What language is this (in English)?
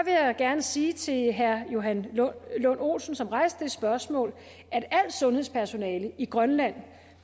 Danish